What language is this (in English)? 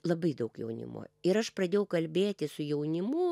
Lithuanian